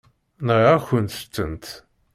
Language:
Kabyle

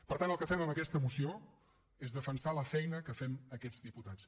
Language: Catalan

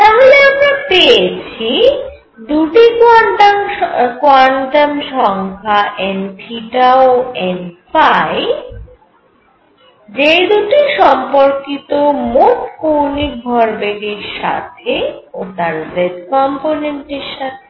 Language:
Bangla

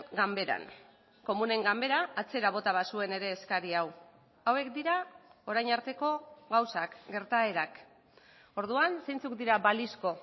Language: Basque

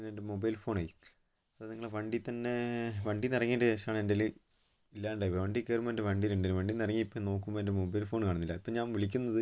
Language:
Malayalam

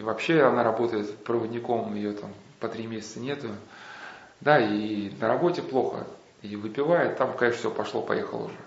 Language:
Russian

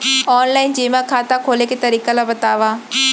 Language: Chhattisgarhi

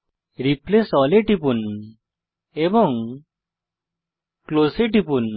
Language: Bangla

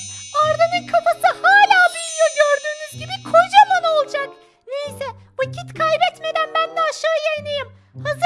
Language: Turkish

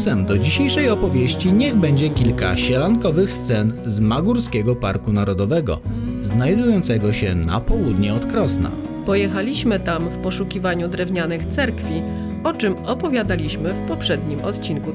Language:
Polish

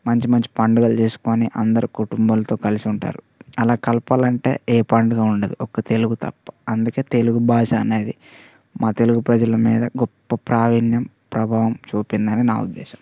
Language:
Telugu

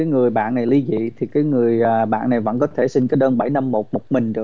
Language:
Vietnamese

